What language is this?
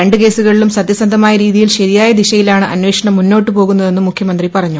Malayalam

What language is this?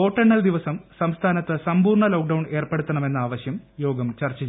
Malayalam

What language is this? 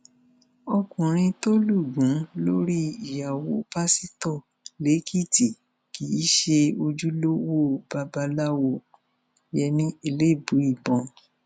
Yoruba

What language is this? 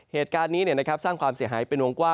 Thai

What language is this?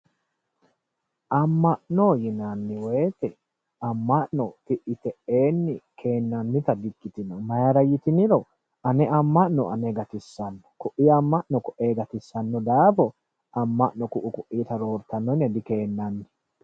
Sidamo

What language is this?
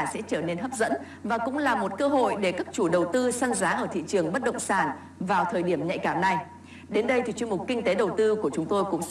Vietnamese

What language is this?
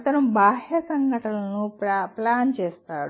Telugu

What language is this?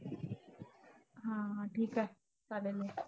Marathi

